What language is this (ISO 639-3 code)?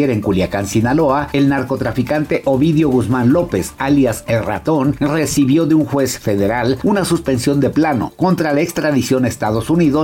spa